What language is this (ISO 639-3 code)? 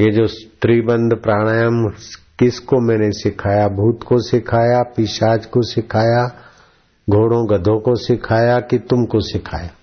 hin